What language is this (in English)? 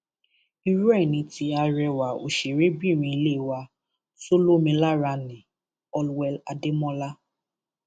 Yoruba